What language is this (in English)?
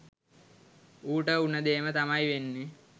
Sinhala